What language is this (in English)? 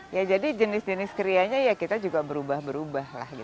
Indonesian